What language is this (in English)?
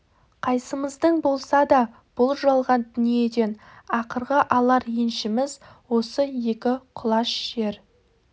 Kazakh